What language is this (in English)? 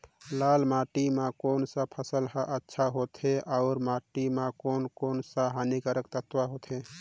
Chhattisgarhi